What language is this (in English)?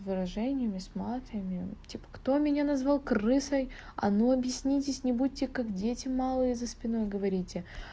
Russian